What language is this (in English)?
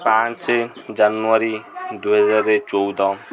Odia